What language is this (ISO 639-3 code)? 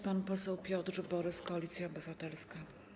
pol